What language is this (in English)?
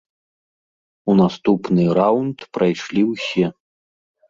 Belarusian